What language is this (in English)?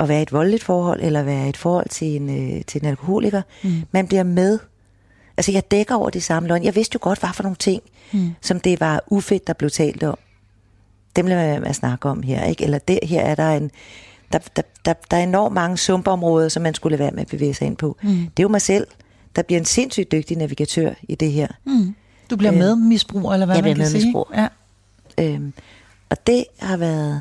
Danish